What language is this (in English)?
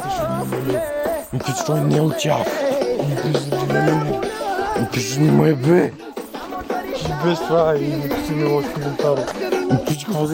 Bulgarian